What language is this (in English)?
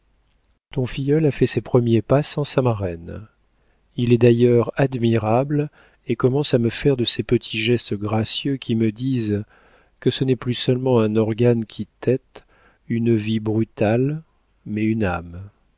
French